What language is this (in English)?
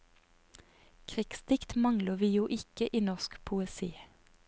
Norwegian